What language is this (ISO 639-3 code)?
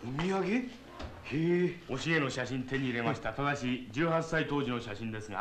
jpn